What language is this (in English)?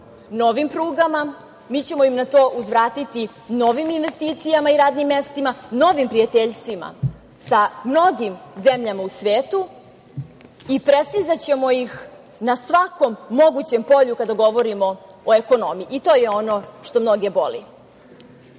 Serbian